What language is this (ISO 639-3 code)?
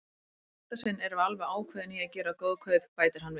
isl